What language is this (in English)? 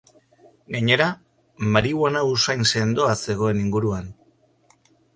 Basque